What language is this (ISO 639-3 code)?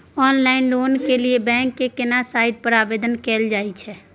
mai